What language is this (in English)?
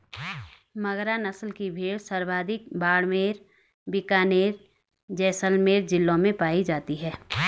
Hindi